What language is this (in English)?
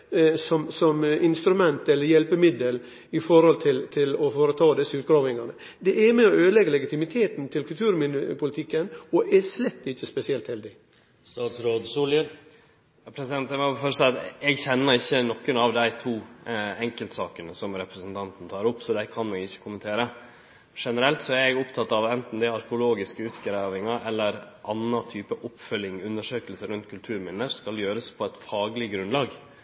Norwegian Nynorsk